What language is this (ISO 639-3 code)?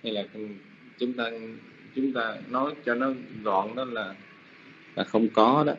vie